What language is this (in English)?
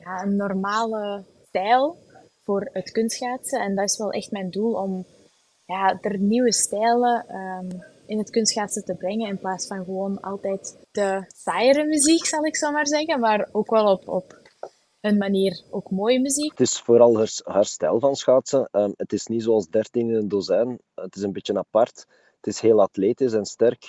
Dutch